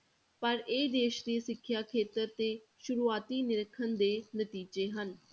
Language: Punjabi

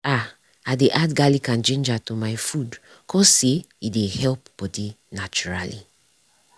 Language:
Nigerian Pidgin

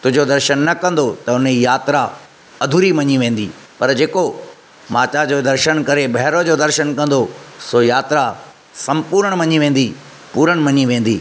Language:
Sindhi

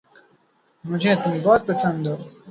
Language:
Urdu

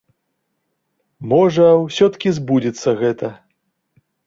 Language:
Belarusian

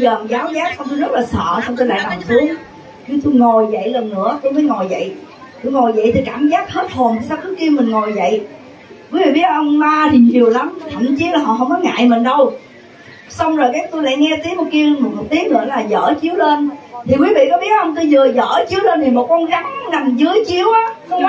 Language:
Vietnamese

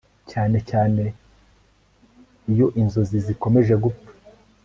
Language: Kinyarwanda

